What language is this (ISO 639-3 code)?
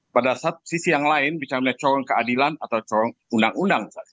ind